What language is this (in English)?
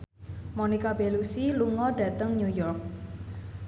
Javanese